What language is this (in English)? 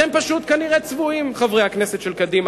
Hebrew